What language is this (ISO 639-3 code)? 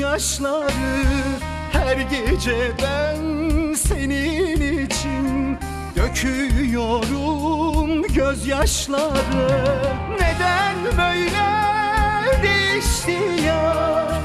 tur